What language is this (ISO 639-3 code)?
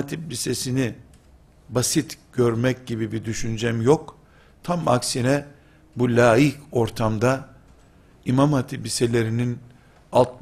tur